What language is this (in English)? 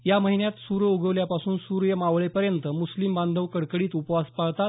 Marathi